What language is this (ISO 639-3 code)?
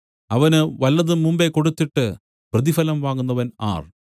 mal